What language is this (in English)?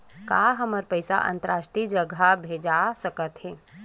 Chhattisgarhi